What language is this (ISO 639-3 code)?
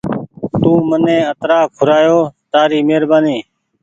gig